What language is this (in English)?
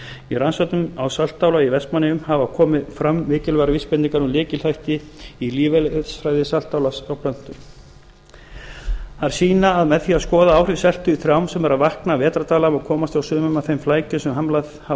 Icelandic